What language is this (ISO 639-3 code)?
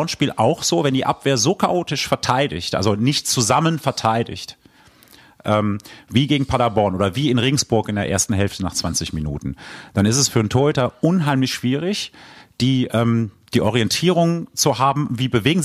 deu